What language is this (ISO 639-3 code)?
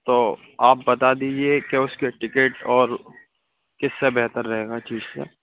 urd